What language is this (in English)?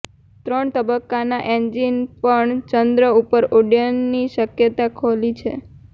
Gujarati